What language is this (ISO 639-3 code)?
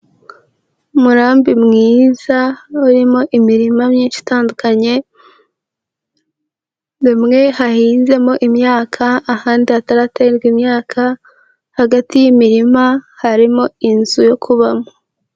kin